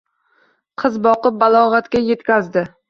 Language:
Uzbek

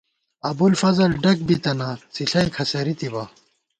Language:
Gawar-Bati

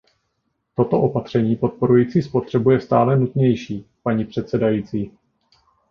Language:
Czech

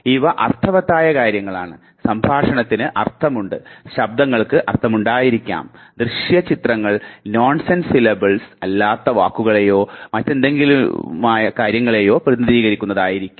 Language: Malayalam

